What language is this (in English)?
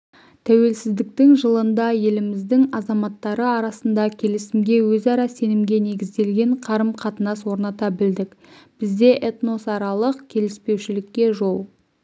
Kazakh